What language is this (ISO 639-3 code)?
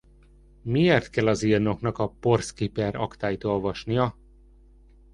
hun